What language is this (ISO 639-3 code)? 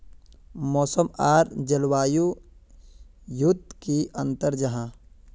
mag